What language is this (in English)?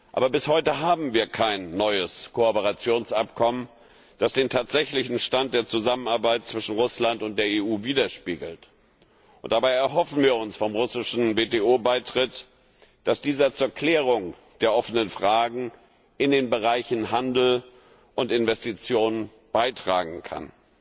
German